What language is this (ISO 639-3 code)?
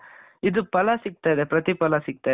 kan